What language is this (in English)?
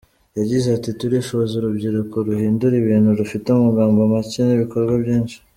Kinyarwanda